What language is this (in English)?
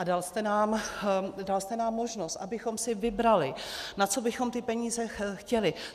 Czech